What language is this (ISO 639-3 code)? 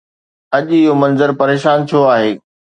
snd